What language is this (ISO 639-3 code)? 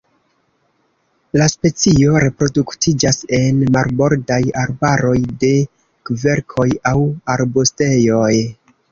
epo